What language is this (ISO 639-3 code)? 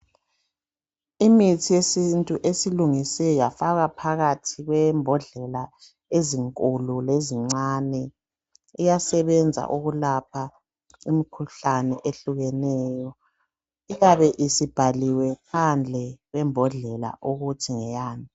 nde